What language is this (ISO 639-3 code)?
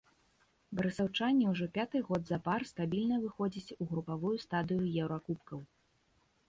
bel